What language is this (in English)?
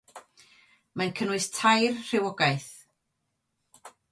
Welsh